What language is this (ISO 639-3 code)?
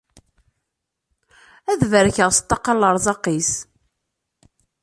kab